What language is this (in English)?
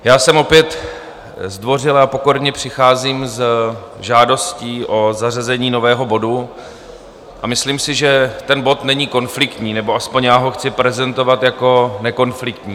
Czech